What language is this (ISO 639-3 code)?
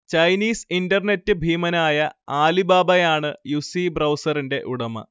mal